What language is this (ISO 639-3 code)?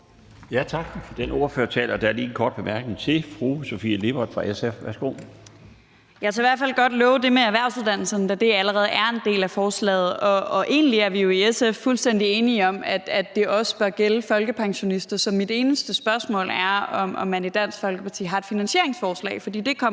dan